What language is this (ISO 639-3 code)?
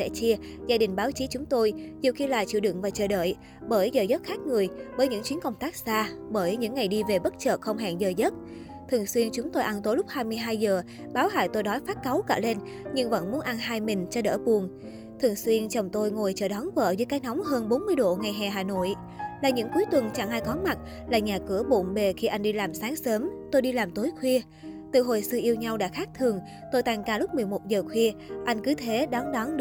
vie